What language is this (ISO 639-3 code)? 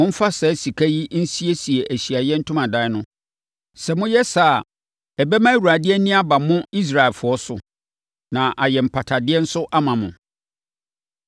aka